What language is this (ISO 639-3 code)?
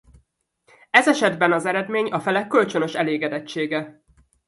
hun